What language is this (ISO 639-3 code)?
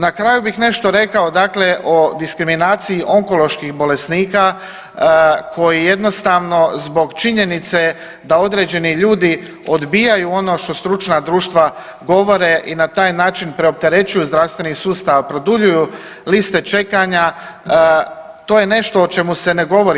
hrv